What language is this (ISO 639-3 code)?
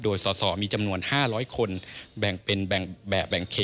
tha